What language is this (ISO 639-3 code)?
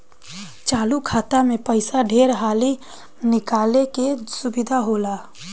bho